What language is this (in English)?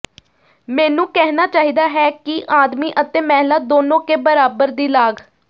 Punjabi